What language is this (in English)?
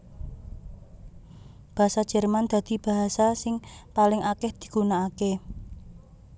Javanese